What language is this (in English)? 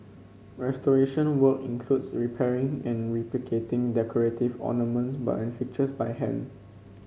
English